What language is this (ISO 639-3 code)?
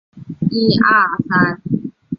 zho